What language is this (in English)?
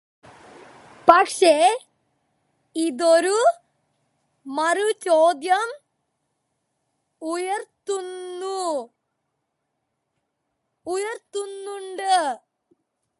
Malayalam